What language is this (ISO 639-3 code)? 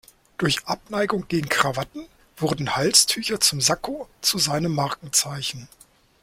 deu